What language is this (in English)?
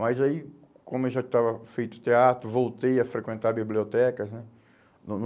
Portuguese